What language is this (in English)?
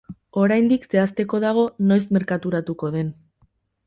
Basque